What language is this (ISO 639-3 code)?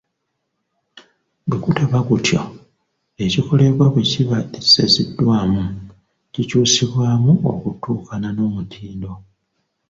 lug